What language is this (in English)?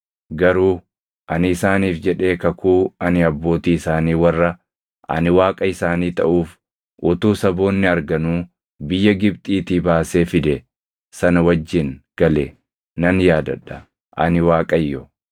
Oromo